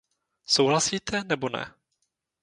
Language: Czech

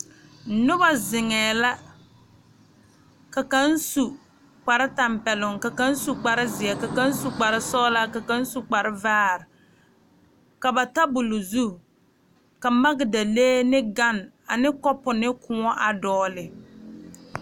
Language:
Southern Dagaare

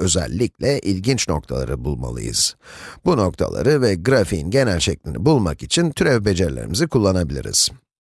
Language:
Turkish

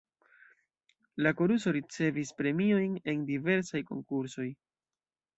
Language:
Esperanto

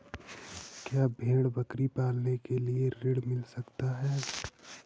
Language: Hindi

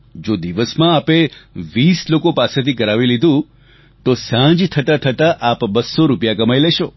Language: Gujarati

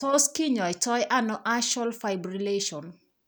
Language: Kalenjin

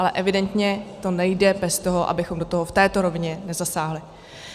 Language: Czech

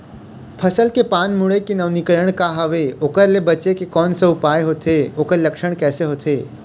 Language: Chhattisgarhi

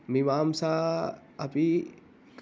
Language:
Sanskrit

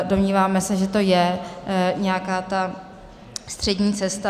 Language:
Czech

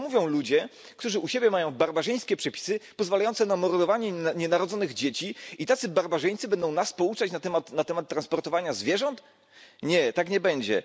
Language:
Polish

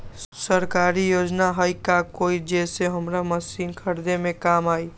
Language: Magahi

